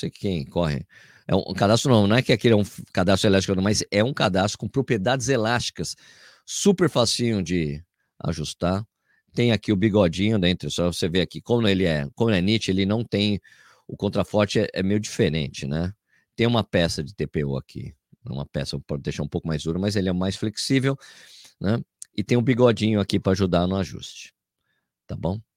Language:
Portuguese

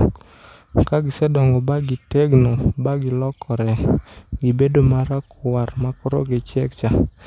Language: Luo (Kenya and Tanzania)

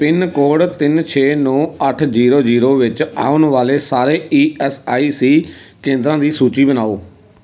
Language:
Punjabi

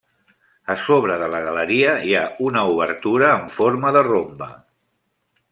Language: Catalan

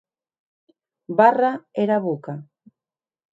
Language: Occitan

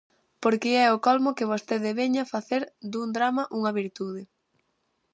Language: Galician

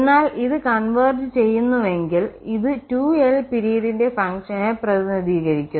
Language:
Malayalam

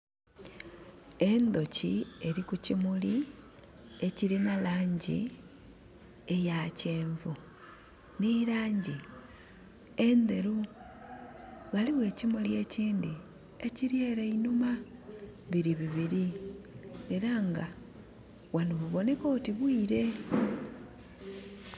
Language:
Soga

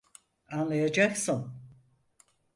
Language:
Turkish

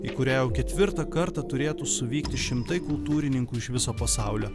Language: Lithuanian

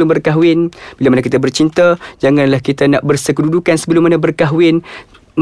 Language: Malay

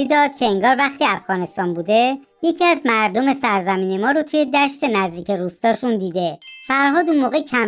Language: Persian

